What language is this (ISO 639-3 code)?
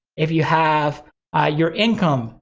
eng